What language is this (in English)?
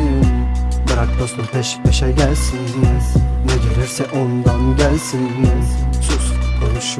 Turkish